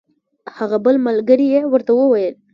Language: Pashto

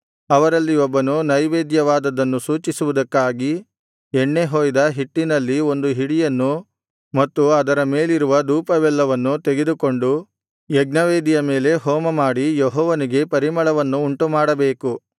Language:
Kannada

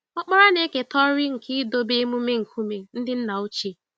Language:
Igbo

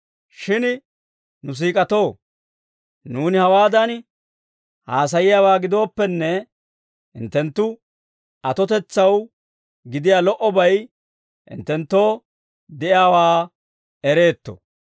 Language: Dawro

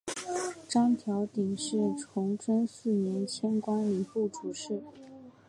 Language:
Chinese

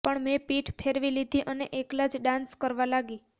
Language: Gujarati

